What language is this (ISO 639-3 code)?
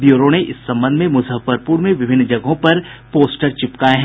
hin